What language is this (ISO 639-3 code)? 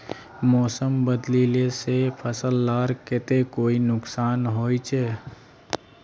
mag